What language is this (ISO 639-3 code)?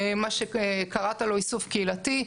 heb